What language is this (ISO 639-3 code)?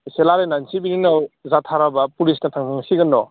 brx